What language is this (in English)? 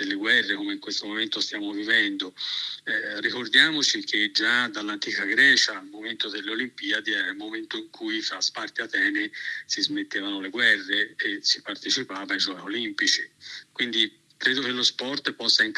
Italian